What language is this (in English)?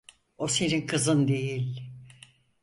Turkish